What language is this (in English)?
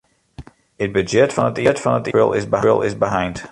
Western Frisian